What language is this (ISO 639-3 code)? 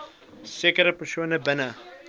afr